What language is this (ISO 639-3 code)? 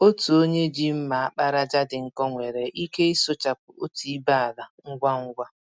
ibo